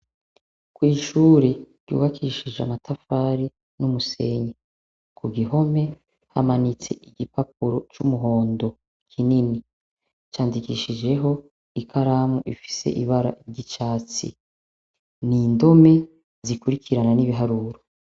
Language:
Rundi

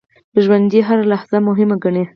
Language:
Pashto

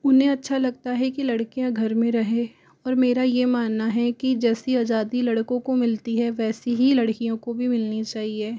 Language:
Hindi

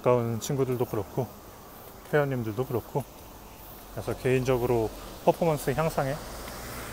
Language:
Korean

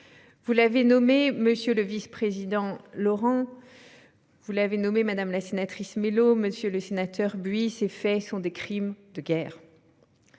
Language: French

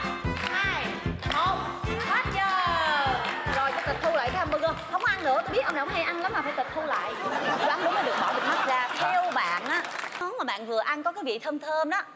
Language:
Vietnamese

